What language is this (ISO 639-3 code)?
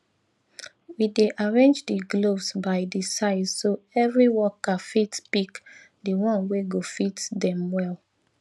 pcm